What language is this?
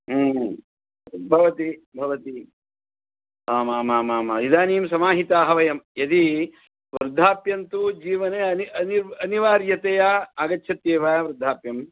Sanskrit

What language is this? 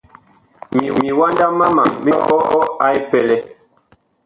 Bakoko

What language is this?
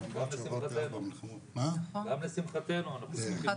Hebrew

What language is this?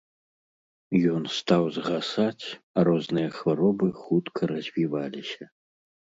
Belarusian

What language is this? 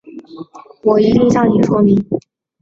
Chinese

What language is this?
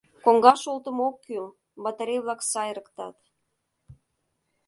Mari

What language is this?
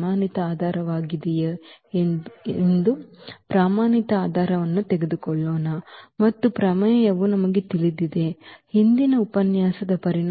Kannada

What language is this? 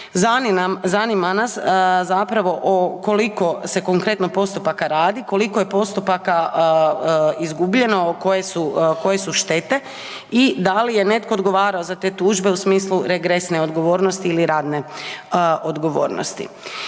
Croatian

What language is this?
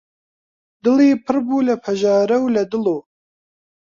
Central Kurdish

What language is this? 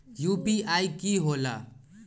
Magahi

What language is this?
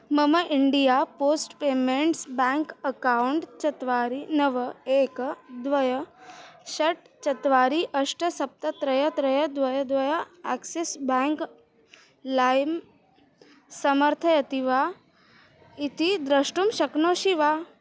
Sanskrit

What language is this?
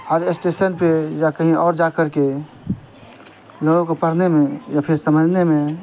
Urdu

